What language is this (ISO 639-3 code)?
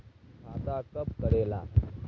mag